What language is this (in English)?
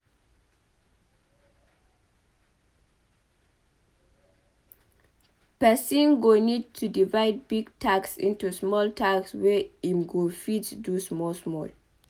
Nigerian Pidgin